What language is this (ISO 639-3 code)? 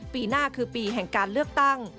tha